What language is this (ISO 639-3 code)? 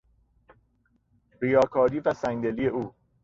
fas